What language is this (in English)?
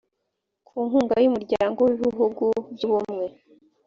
Kinyarwanda